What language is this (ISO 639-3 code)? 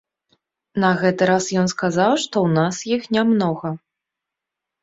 bel